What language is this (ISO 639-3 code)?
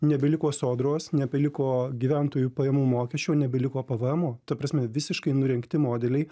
lit